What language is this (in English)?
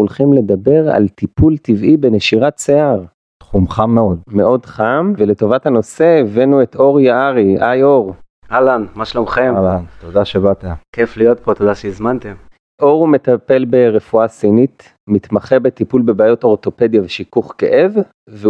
Hebrew